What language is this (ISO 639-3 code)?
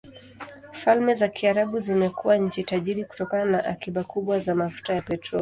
swa